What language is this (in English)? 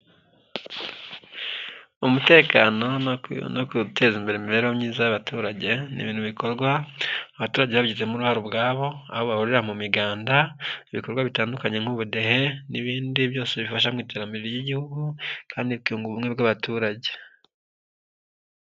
Kinyarwanda